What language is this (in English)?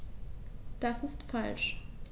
German